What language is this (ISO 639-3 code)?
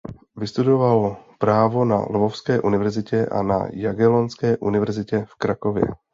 ces